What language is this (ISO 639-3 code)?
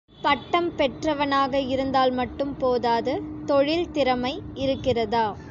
tam